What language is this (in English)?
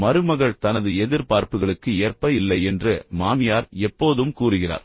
Tamil